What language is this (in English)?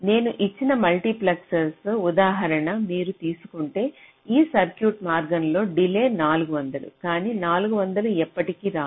Telugu